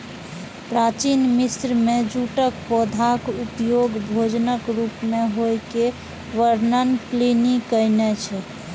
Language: Maithili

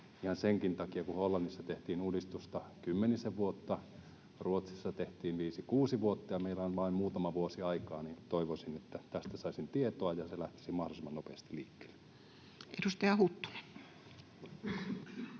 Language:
Finnish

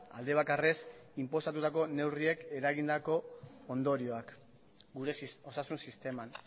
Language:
Basque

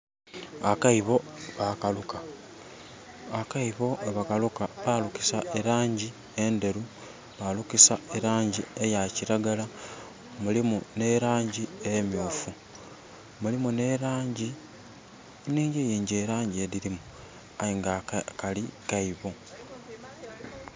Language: Soga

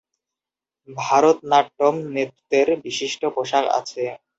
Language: Bangla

